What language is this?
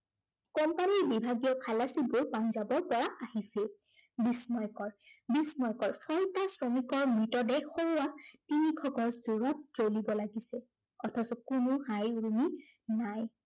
Assamese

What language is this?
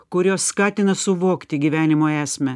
Lithuanian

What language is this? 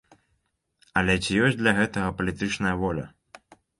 Belarusian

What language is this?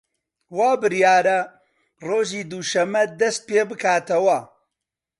Central Kurdish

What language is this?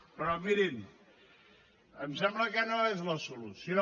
Catalan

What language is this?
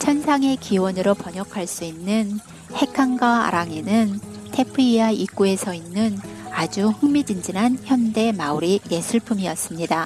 Korean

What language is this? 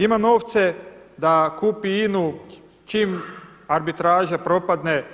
Croatian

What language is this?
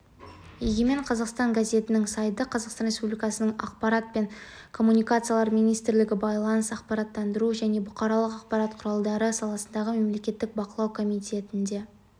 Kazakh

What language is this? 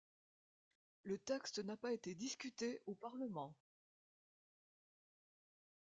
French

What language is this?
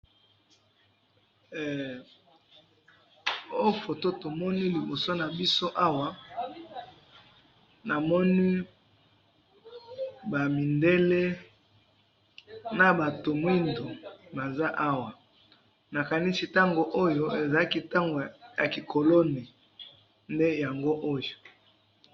Lingala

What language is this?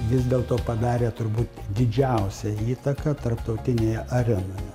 Lithuanian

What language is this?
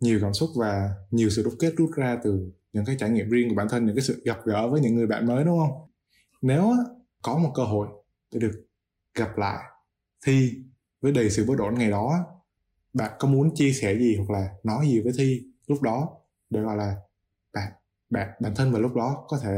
Vietnamese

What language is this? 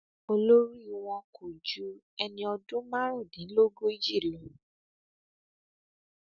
Yoruba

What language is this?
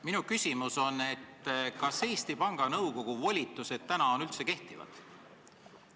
Estonian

